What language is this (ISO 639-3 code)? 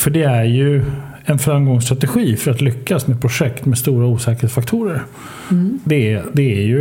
swe